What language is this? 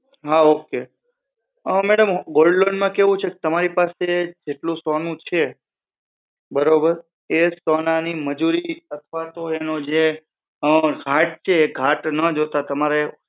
Gujarati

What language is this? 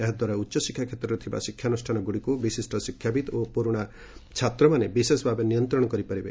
Odia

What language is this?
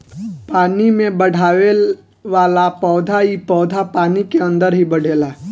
Bhojpuri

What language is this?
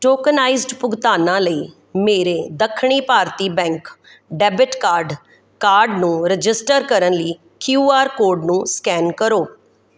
Punjabi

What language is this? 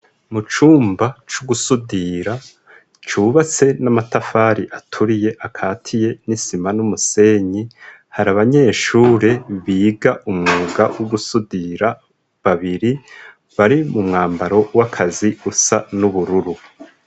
Rundi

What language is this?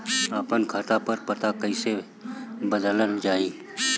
Bhojpuri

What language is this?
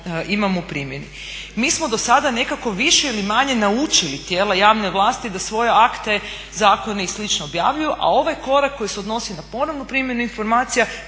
Croatian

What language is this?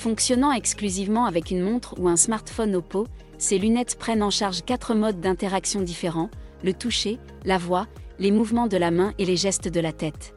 French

